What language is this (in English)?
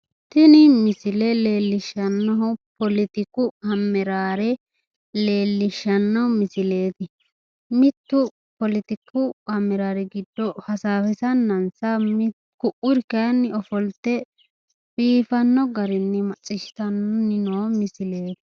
Sidamo